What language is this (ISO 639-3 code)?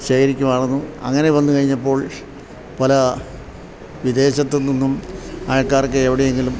mal